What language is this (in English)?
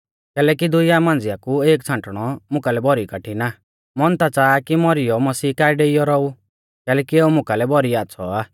Mahasu Pahari